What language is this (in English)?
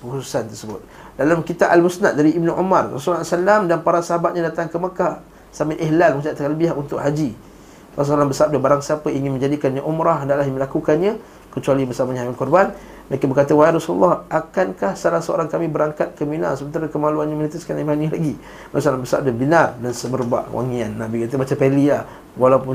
Malay